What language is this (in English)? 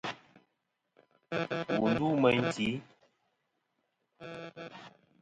Kom